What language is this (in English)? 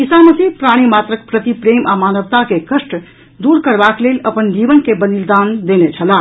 Maithili